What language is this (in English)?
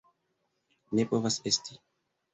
Esperanto